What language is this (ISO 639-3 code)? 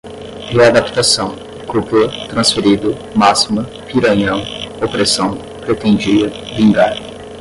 por